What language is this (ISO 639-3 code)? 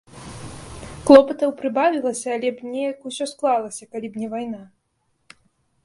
bel